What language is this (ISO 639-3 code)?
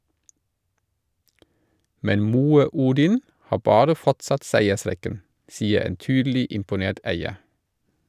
nor